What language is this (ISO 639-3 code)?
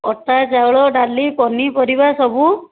ori